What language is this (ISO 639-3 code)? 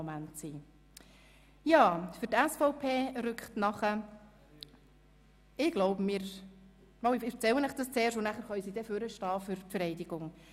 gsw